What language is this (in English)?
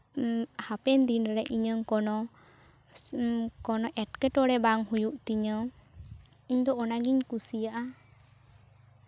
Santali